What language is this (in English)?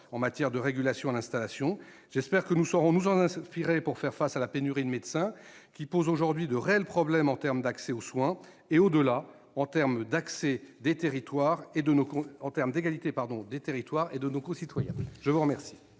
French